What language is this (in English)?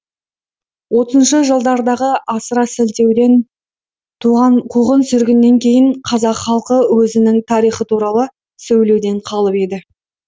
Kazakh